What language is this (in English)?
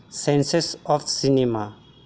Marathi